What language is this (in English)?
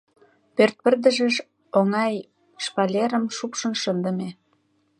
Mari